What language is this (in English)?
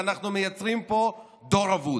Hebrew